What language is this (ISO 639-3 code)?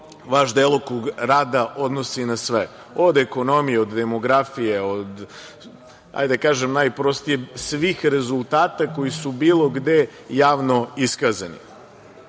srp